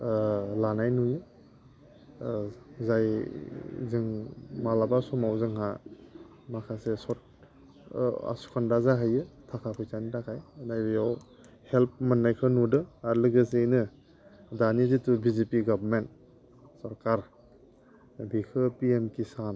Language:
Bodo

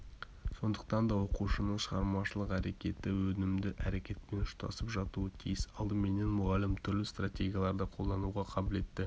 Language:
Kazakh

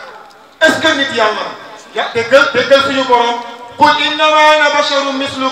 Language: Arabic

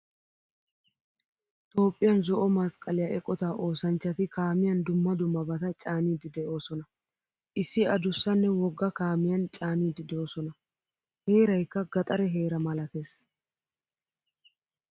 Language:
Wolaytta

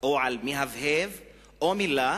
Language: Hebrew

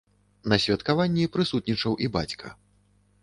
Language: Belarusian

